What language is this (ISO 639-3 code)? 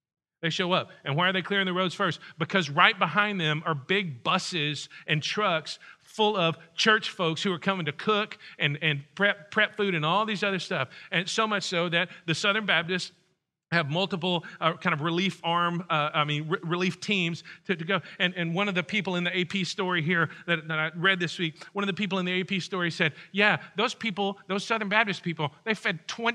eng